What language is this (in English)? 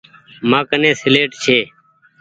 Goaria